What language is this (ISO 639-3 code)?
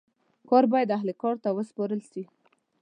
pus